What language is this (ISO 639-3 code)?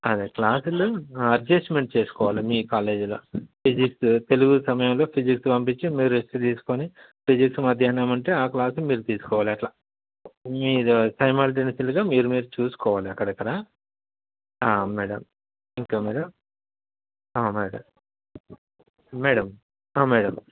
tel